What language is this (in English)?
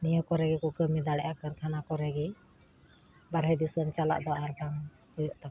Santali